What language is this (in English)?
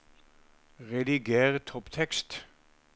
Norwegian